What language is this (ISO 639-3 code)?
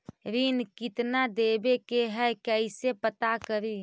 mag